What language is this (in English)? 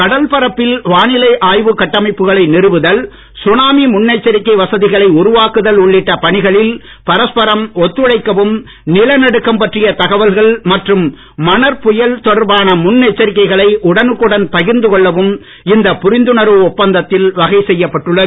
Tamil